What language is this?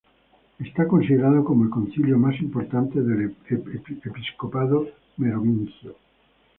Spanish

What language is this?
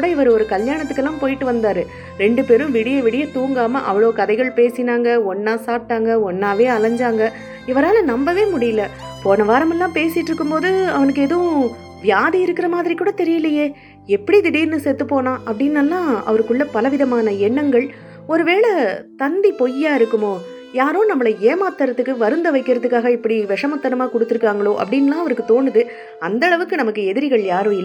Tamil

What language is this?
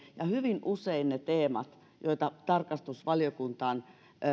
Finnish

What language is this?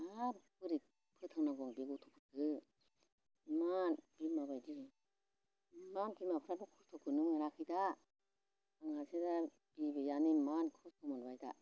Bodo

